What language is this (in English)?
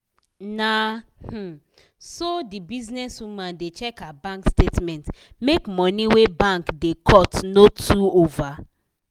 Nigerian Pidgin